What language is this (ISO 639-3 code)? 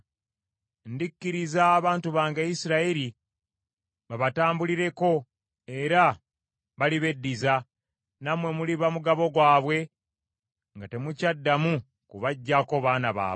lug